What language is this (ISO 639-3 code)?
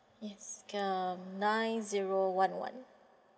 eng